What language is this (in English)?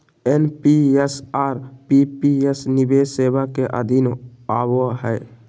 Magahi